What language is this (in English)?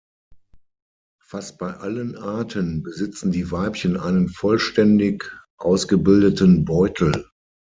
German